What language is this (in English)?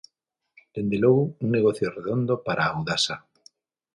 Galician